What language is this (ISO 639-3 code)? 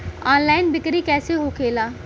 bho